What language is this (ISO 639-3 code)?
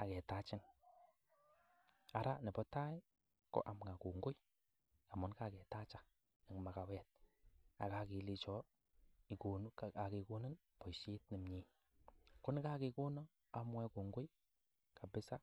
kln